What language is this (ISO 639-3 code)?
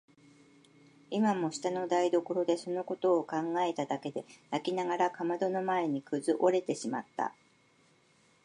jpn